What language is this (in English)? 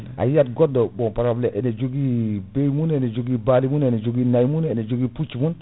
Fula